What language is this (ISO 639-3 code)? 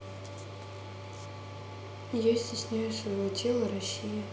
rus